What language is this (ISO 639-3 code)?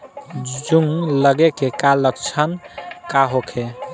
bho